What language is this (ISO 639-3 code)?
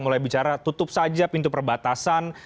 ind